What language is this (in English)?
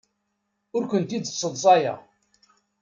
Kabyle